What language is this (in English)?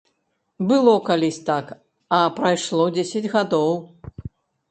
Belarusian